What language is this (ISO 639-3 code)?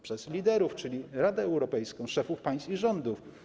pol